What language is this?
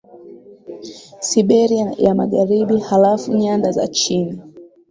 Swahili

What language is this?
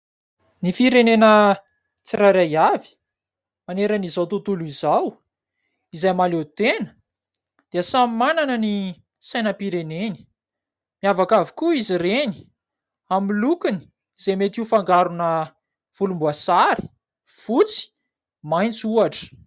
Malagasy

